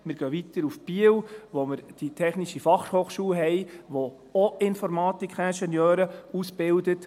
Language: Swiss German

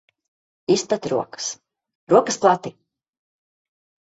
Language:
Latvian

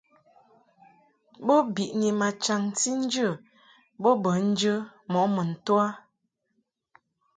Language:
Mungaka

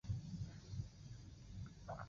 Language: Chinese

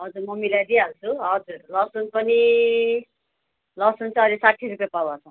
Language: Nepali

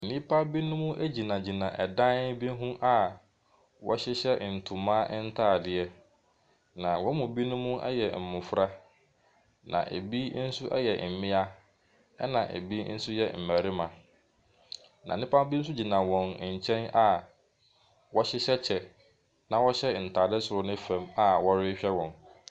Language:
Akan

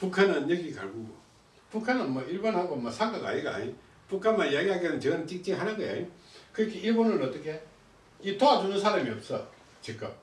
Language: Korean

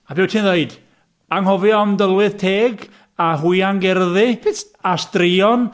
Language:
Welsh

